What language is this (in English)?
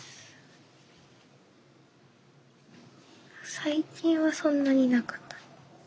Japanese